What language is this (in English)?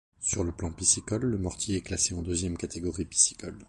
French